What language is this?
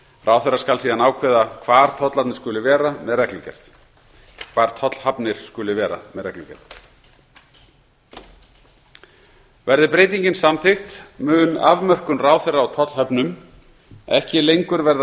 Icelandic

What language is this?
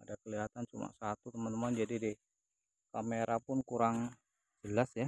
Indonesian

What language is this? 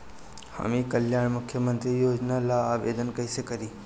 Bhojpuri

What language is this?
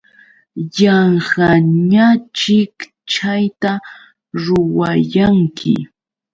Yauyos Quechua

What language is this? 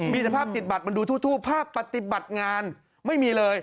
Thai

